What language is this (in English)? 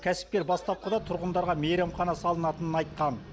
Kazakh